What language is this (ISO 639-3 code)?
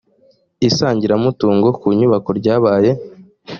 kin